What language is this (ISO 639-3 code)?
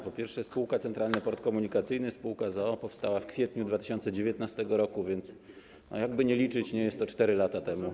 pol